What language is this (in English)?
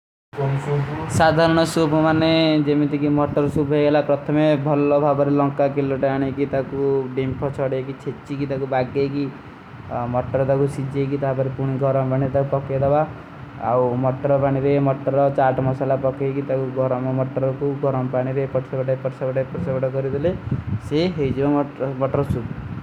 Kui (India)